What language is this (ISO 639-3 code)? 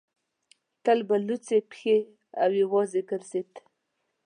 pus